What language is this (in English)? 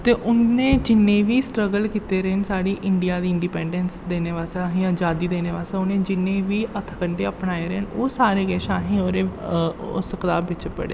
Dogri